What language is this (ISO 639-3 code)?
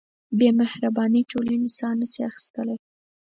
pus